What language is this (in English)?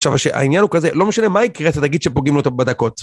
Hebrew